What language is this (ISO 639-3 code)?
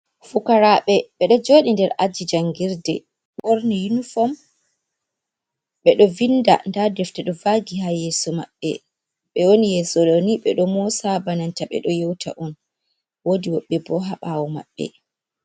ful